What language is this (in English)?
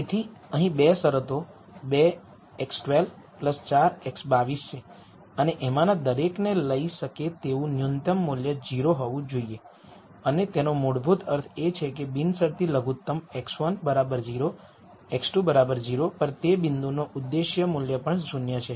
Gujarati